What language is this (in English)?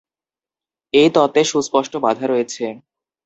Bangla